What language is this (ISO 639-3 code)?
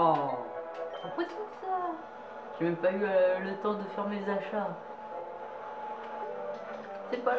fra